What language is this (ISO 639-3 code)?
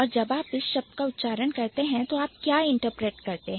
hin